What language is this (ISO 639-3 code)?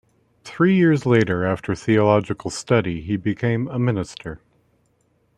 eng